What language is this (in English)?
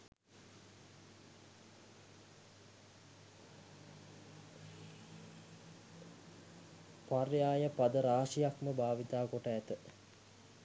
Sinhala